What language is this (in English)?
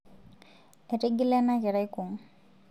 Masai